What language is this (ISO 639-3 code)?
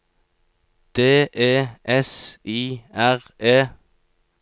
nor